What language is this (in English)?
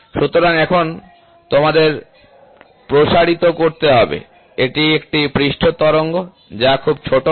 Bangla